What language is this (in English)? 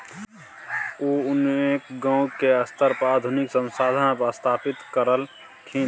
Maithili